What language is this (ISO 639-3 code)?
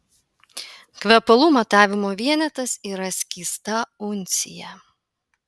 lit